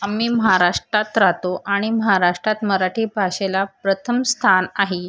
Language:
Marathi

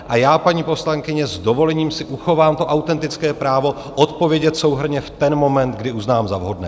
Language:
Czech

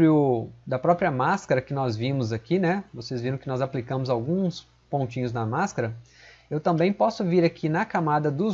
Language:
Portuguese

